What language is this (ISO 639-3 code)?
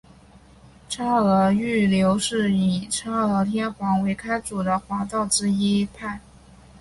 zho